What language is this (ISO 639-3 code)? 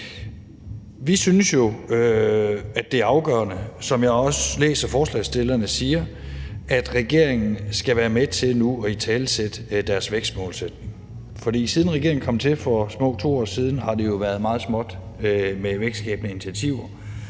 dan